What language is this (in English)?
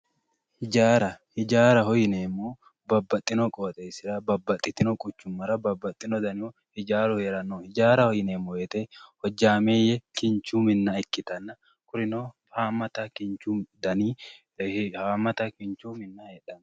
Sidamo